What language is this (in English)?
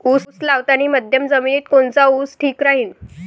Marathi